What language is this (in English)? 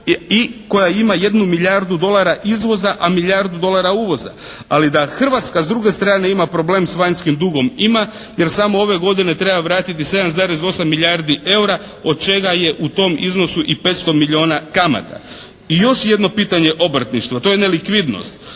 Croatian